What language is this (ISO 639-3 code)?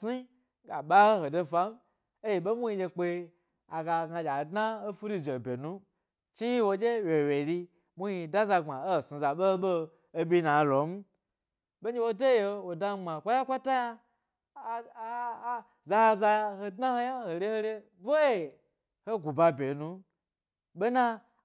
gby